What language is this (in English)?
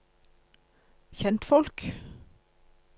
Norwegian